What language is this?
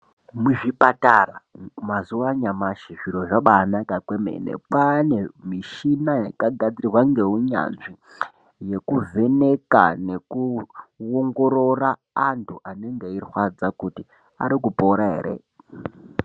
Ndau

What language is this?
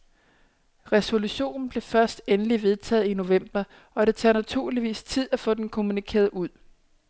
Danish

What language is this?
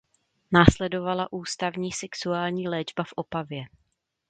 Czech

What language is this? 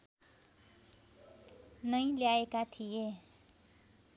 Nepali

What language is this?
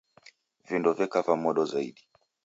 Taita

